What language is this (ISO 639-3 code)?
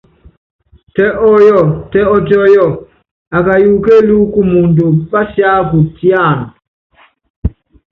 yav